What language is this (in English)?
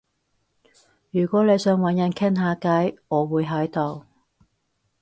Cantonese